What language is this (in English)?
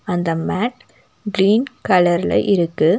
Tamil